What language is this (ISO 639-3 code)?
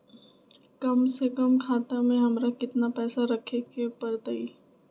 mag